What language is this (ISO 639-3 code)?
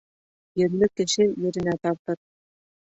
bak